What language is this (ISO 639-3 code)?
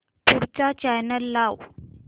mar